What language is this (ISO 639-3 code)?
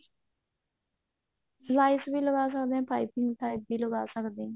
pan